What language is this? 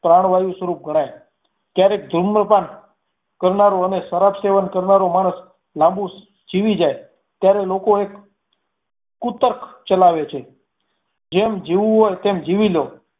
Gujarati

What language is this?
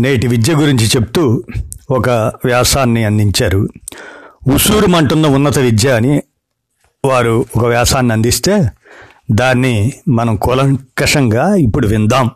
Telugu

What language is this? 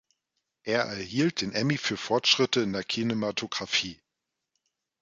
German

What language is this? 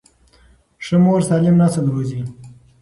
Pashto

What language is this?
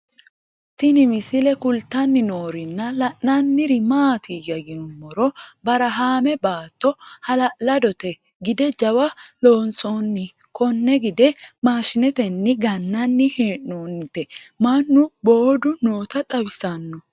Sidamo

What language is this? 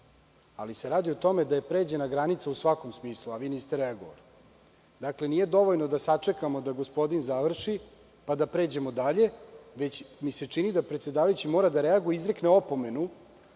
Serbian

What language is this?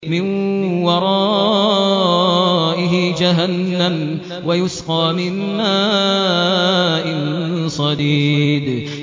Arabic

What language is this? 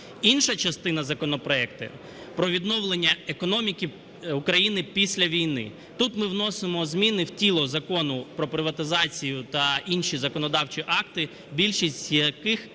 Ukrainian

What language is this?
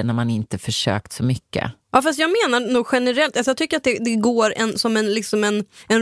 Swedish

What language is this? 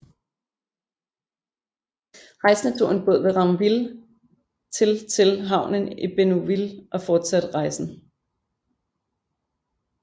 Danish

